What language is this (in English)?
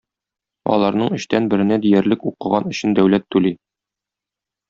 Tatar